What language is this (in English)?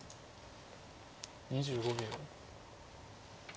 Japanese